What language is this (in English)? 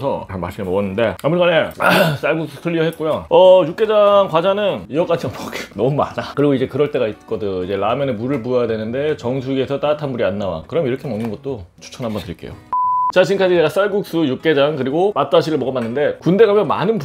Korean